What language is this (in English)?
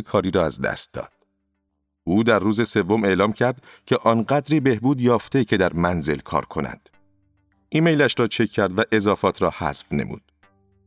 Persian